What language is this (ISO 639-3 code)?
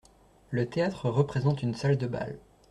fra